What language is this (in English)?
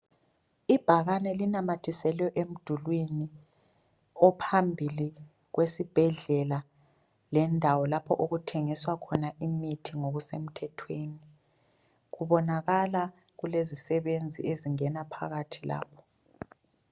North Ndebele